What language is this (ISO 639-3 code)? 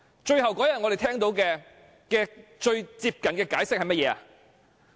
yue